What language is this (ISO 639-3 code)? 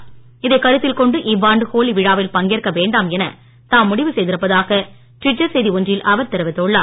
tam